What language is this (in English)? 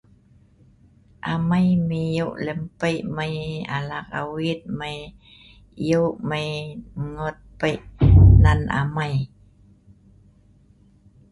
Sa'ban